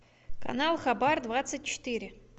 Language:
Russian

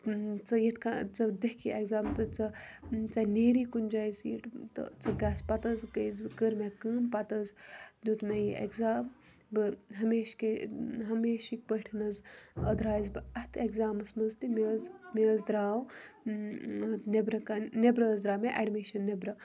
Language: Kashmiri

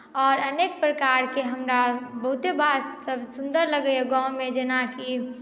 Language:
Maithili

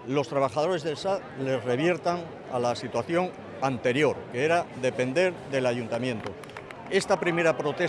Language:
Spanish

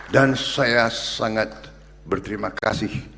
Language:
Indonesian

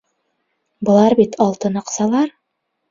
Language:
Bashkir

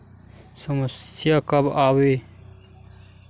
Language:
Chhattisgarhi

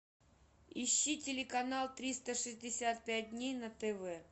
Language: Russian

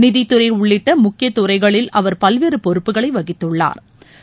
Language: Tamil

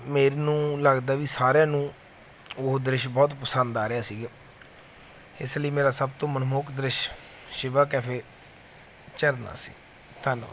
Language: Punjabi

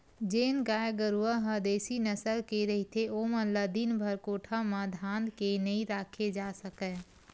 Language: Chhattisgarhi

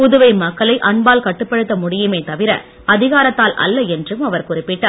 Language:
Tamil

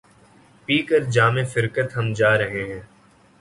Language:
Urdu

